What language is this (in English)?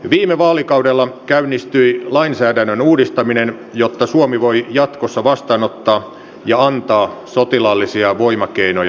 Finnish